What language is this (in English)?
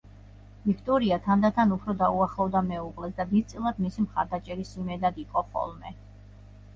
Georgian